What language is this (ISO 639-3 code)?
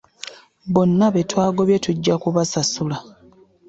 lug